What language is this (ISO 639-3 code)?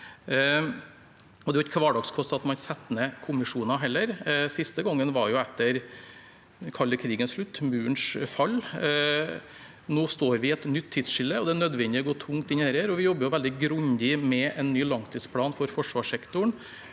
nor